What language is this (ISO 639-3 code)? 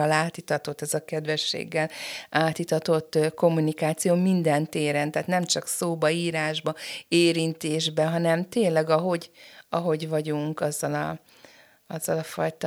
hun